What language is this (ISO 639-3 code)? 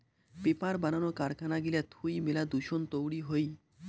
ben